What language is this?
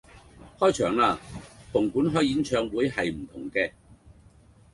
Cantonese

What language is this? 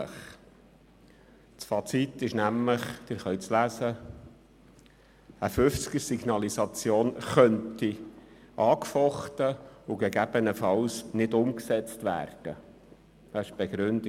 Swiss German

